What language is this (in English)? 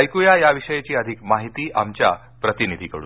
Marathi